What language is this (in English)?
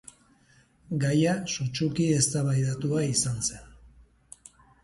Basque